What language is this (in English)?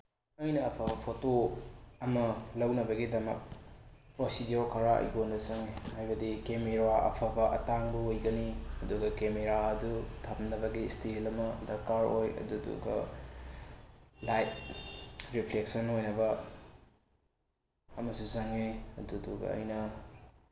Manipuri